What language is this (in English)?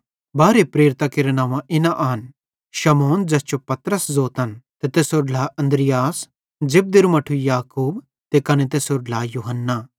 Bhadrawahi